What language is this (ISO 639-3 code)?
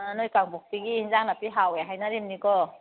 mni